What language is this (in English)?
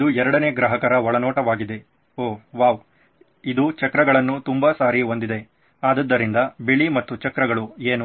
Kannada